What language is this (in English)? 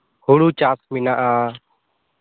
Santali